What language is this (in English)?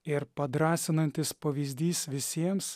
Lithuanian